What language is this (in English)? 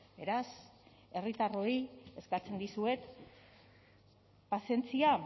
Basque